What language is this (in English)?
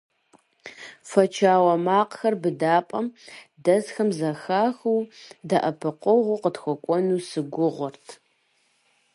Kabardian